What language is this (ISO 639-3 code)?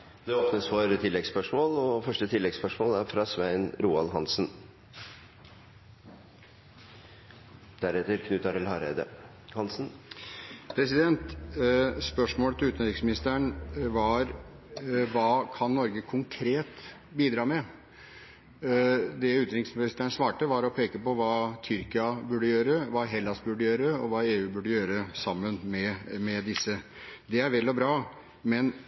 nob